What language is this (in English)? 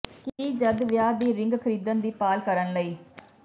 Punjabi